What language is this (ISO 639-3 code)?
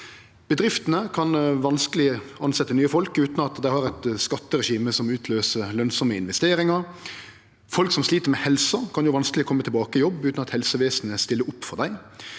nor